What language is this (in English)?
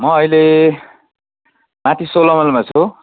Nepali